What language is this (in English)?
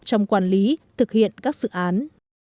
Vietnamese